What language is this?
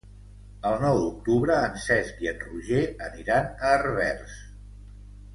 Catalan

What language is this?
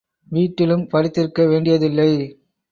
Tamil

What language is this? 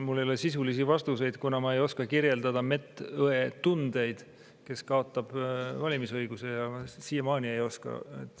Estonian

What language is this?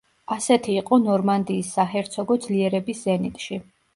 Georgian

